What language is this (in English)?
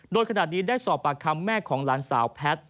Thai